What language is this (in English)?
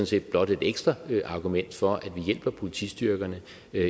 Danish